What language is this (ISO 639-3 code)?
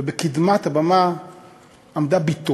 heb